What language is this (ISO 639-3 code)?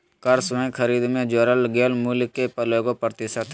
mag